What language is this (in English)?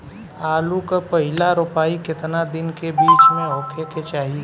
Bhojpuri